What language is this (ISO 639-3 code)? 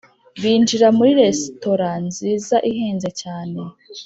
kin